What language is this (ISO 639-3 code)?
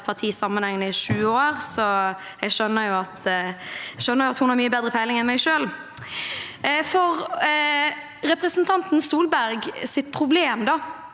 nor